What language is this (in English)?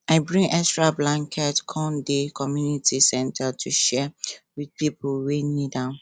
Nigerian Pidgin